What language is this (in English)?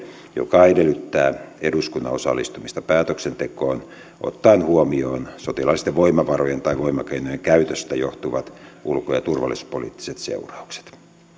Finnish